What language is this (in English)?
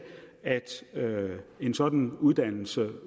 Danish